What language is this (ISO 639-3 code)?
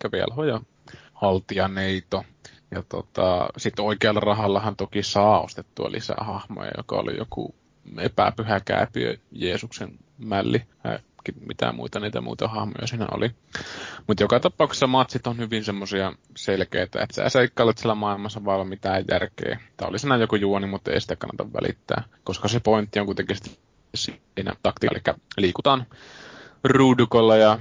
fin